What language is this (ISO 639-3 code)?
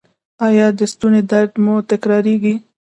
pus